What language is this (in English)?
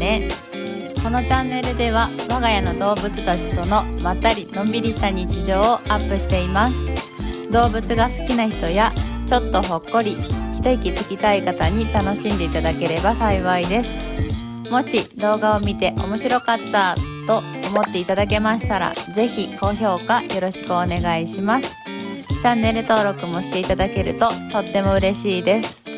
Japanese